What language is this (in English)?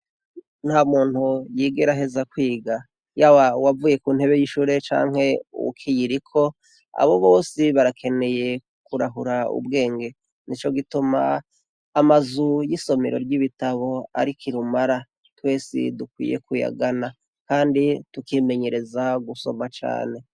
Rundi